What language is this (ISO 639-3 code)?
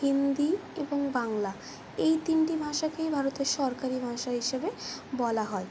ben